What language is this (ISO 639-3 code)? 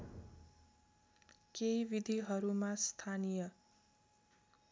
nep